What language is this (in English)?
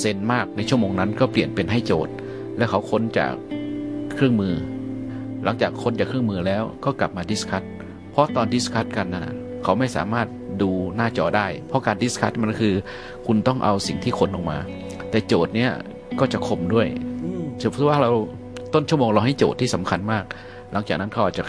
Thai